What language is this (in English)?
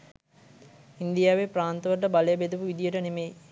Sinhala